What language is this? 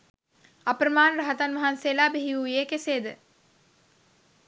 Sinhala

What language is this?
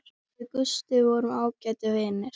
Icelandic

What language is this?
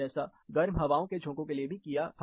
Hindi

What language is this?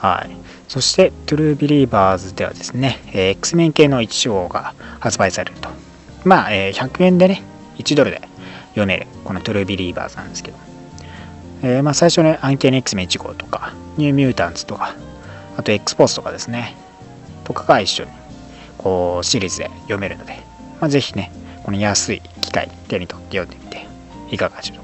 Japanese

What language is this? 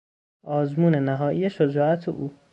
Persian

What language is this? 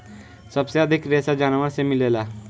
Bhojpuri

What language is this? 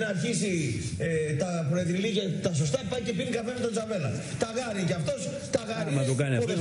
Greek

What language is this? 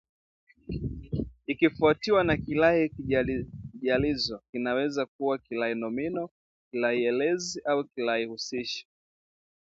Swahili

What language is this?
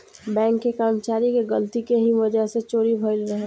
Bhojpuri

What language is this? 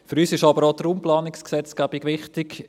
Swiss German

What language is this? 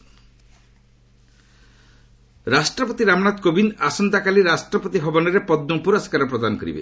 Odia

